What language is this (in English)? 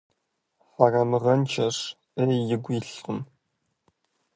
Kabardian